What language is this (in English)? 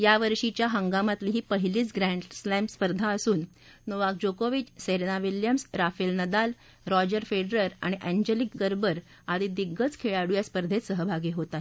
Marathi